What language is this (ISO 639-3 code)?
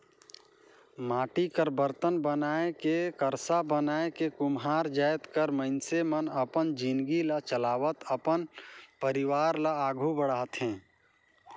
hne